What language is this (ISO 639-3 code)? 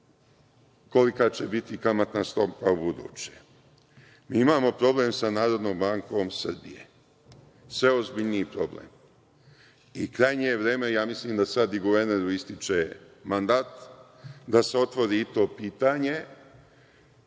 srp